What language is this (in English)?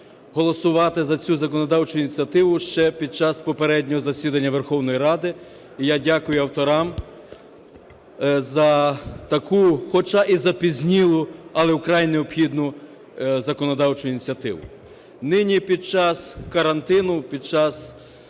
Ukrainian